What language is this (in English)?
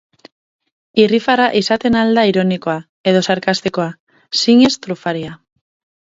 Basque